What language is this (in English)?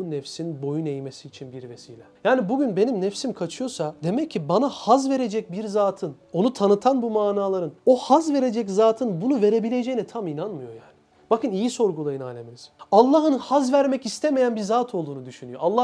Turkish